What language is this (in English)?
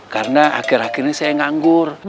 Indonesian